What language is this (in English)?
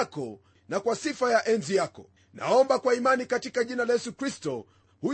Swahili